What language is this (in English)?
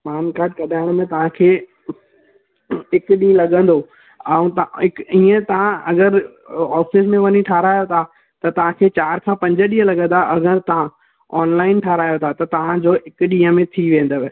Sindhi